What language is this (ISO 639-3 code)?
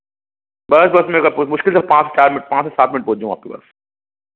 hin